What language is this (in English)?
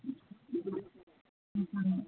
Manipuri